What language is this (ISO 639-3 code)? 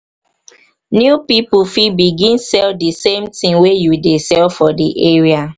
pcm